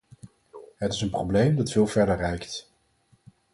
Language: Dutch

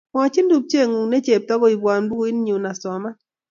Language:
Kalenjin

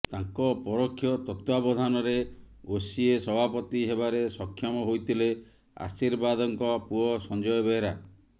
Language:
Odia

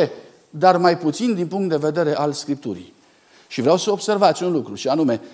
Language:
Romanian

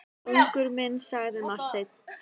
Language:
Icelandic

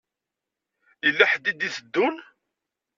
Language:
Kabyle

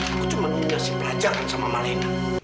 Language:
Indonesian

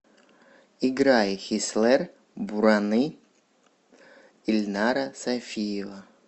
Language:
Russian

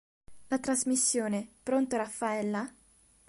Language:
Italian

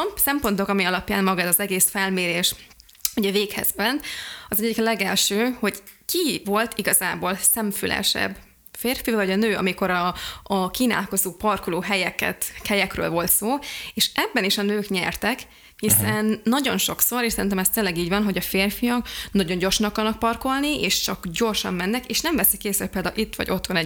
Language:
Hungarian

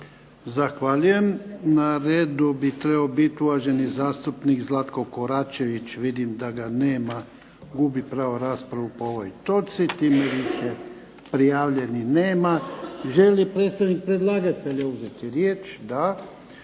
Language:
Croatian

